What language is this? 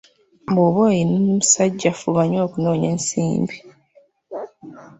Ganda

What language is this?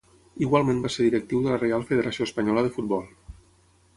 Catalan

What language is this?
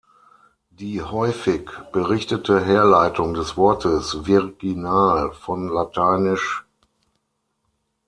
German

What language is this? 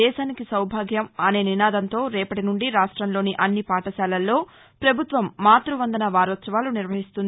Telugu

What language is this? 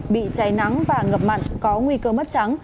Vietnamese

